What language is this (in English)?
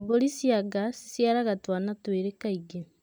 Kikuyu